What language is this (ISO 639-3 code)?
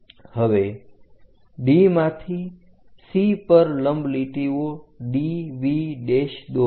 guj